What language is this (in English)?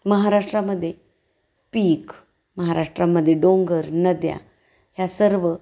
Marathi